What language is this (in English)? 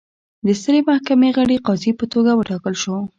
Pashto